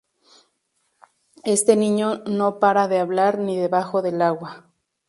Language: Spanish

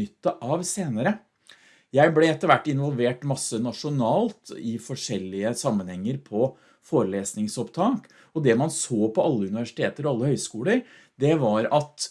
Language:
Norwegian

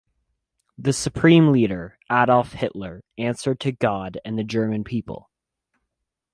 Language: English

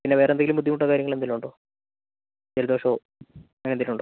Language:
Malayalam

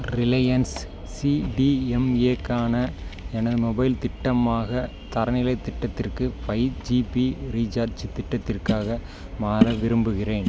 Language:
Tamil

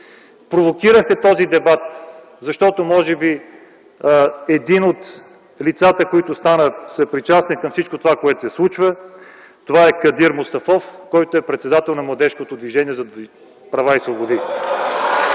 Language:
Bulgarian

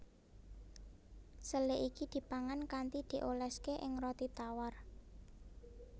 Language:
Javanese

